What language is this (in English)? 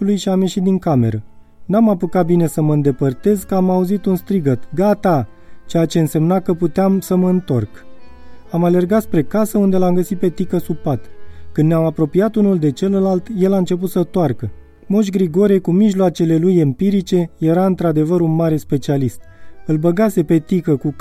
Romanian